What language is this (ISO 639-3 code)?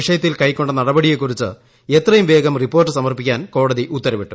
mal